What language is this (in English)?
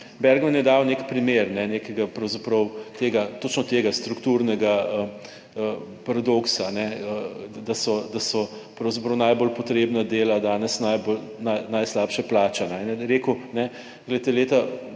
Slovenian